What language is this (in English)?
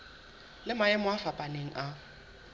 Southern Sotho